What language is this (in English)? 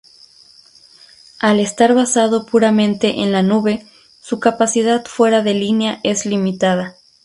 Spanish